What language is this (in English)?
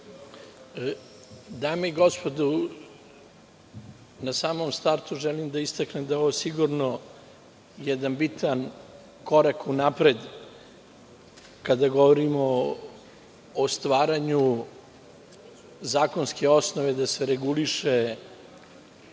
Serbian